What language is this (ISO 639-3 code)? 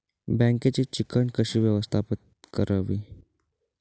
mar